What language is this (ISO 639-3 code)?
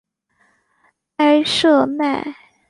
zho